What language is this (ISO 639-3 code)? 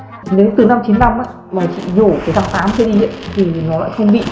vie